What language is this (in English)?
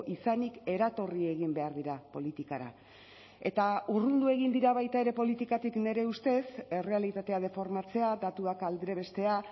Basque